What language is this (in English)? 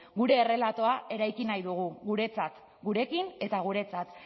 Basque